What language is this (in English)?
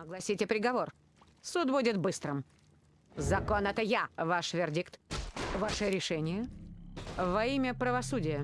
Russian